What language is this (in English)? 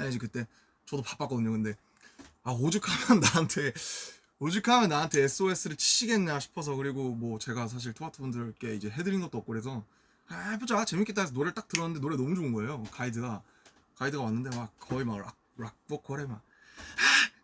Korean